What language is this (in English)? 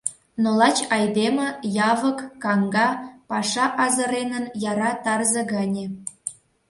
Mari